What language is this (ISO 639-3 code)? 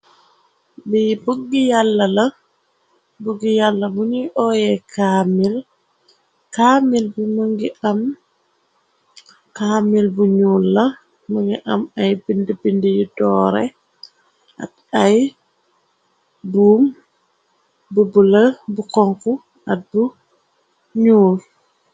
wol